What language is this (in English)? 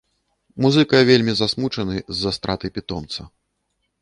Belarusian